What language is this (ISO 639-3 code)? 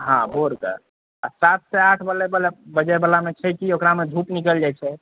mai